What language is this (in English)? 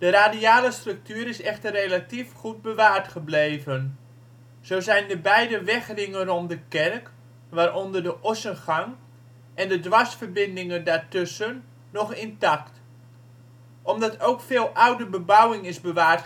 Dutch